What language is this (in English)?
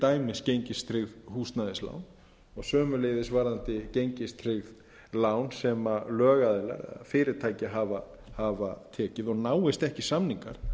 Icelandic